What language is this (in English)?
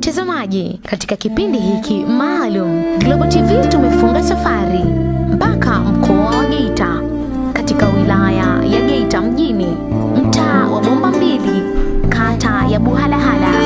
Swahili